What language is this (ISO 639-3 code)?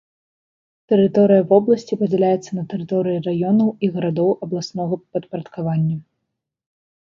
bel